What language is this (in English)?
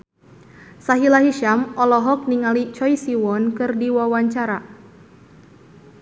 Sundanese